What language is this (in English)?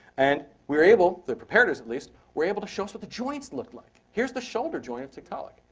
English